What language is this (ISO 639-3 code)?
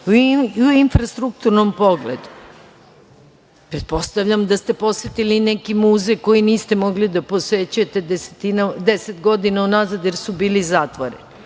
srp